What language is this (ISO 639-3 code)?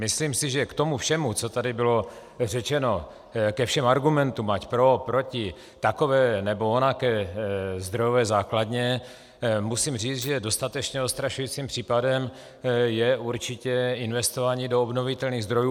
ces